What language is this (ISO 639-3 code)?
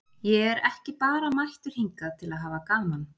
isl